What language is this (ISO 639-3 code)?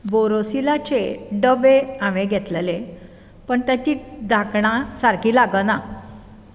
kok